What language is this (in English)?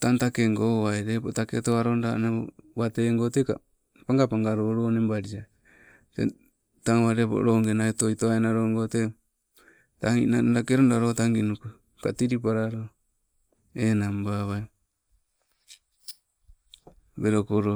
Sibe